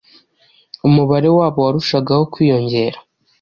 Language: Kinyarwanda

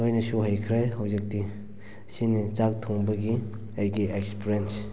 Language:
Manipuri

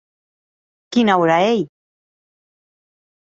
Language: Occitan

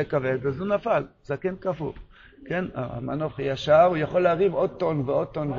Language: Hebrew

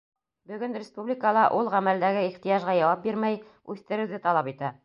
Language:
Bashkir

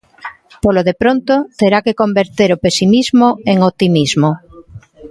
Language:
Galician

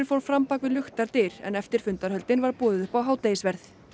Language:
Icelandic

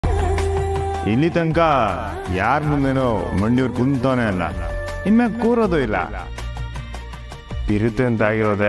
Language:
Kannada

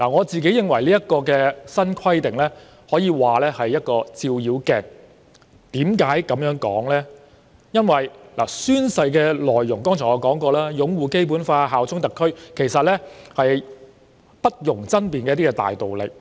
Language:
Cantonese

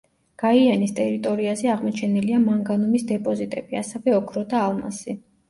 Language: Georgian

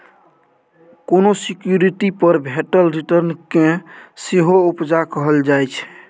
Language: Maithili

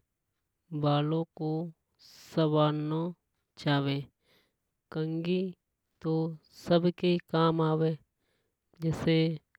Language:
Hadothi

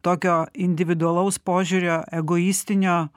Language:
Lithuanian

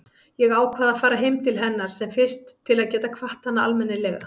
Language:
Icelandic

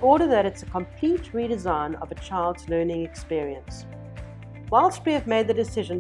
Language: English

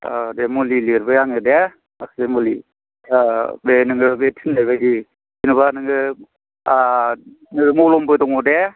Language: Bodo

